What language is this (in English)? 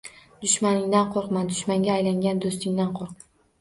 Uzbek